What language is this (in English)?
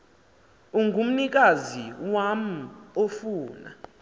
Xhosa